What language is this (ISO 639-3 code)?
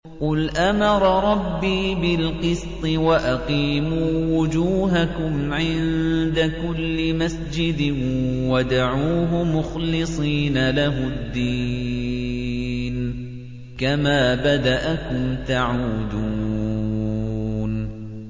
ara